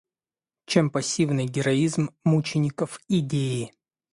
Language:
Russian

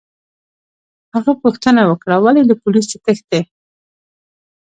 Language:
Pashto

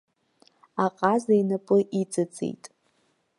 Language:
Abkhazian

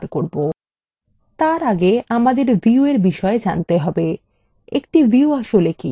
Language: Bangla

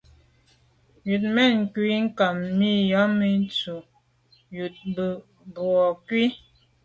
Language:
Medumba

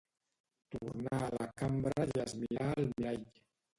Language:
Catalan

